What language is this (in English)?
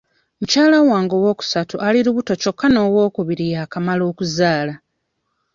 Ganda